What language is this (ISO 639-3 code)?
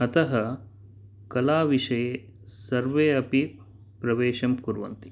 san